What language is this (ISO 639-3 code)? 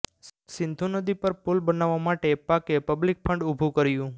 guj